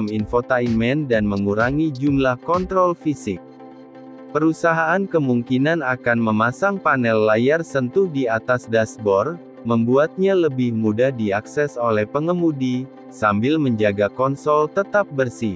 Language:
Indonesian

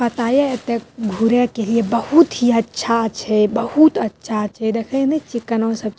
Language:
Maithili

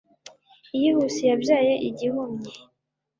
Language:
Kinyarwanda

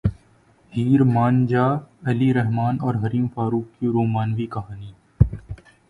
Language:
Urdu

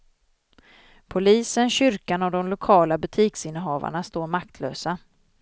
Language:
Swedish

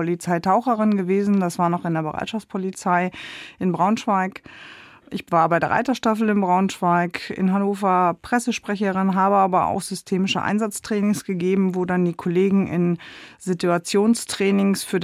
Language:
German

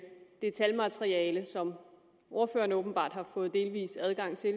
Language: Danish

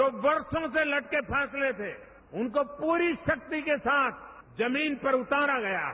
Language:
Hindi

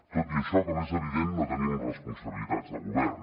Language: Catalan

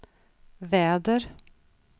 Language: Swedish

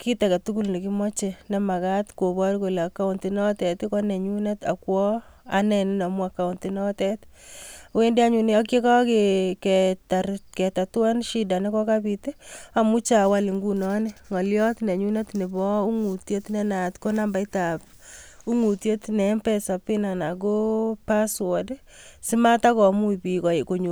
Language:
Kalenjin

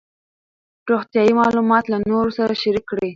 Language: Pashto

